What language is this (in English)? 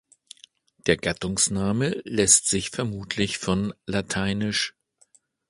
German